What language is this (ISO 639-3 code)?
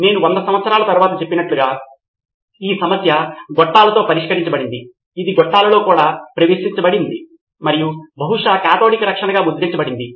tel